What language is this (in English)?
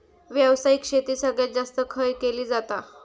Marathi